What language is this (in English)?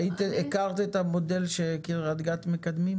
Hebrew